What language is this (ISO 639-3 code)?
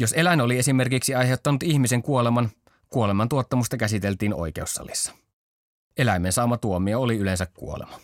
fin